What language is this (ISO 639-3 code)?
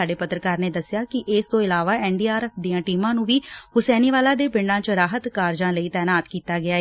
pan